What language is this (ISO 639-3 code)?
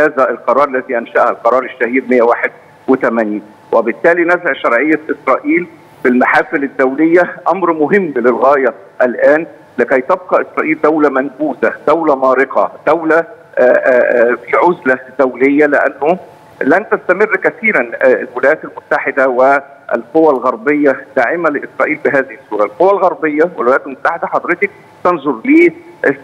ara